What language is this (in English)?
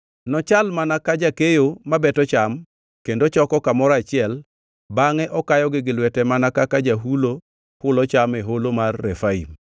Luo (Kenya and Tanzania)